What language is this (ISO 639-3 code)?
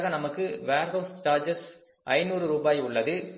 tam